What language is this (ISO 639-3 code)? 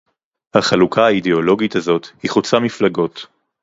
heb